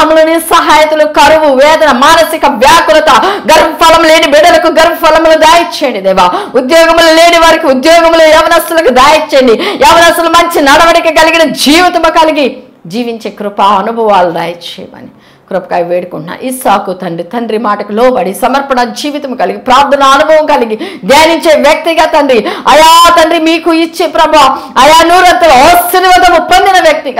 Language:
Telugu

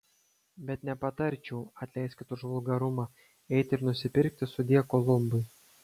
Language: Lithuanian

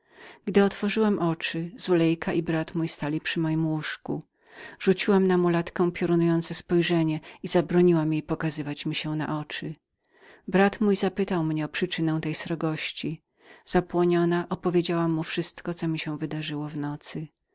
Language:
Polish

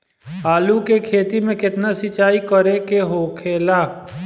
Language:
Bhojpuri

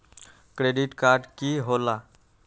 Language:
Magahi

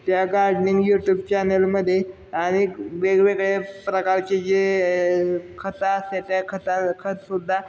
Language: Marathi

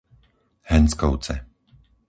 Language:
Slovak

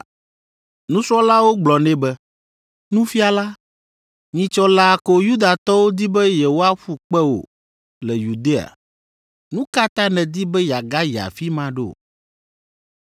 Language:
Ewe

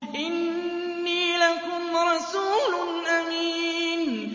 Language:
Arabic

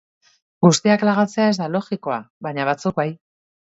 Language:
Basque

